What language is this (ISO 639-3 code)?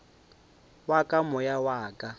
nso